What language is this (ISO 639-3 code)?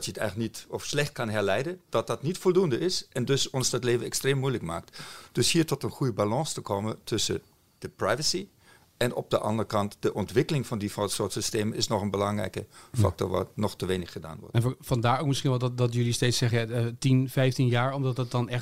nld